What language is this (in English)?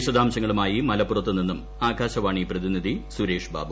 Malayalam